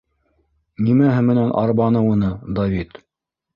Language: Bashkir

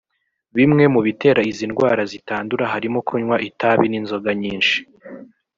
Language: Kinyarwanda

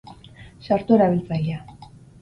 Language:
Basque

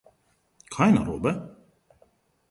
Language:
Slovenian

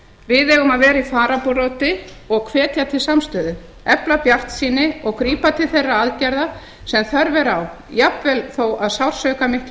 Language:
Icelandic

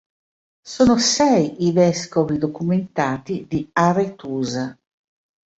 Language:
Italian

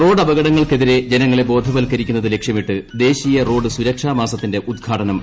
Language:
Malayalam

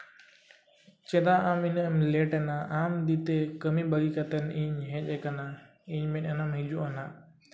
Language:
Santali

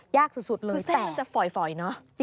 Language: Thai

